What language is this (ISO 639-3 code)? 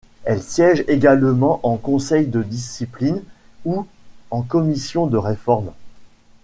fra